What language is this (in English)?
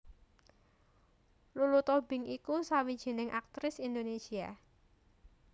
Javanese